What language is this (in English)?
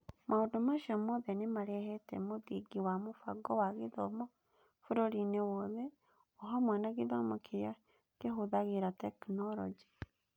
Kikuyu